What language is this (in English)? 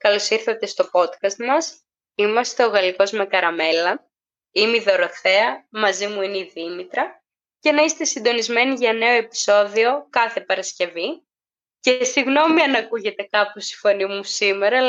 Greek